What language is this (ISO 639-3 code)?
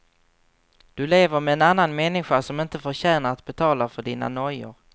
swe